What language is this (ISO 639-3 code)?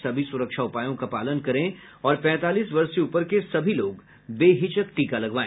hin